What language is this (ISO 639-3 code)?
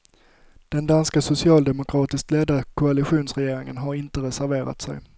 swe